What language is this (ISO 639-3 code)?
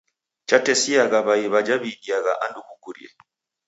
dav